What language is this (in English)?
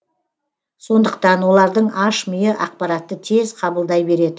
Kazakh